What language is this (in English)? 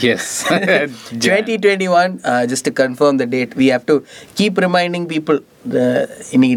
Tamil